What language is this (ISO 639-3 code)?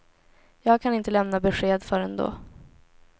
swe